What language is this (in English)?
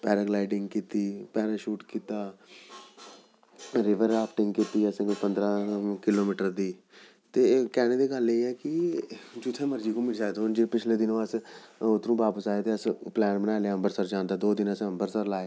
Dogri